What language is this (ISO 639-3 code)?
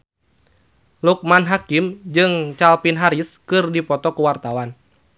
sun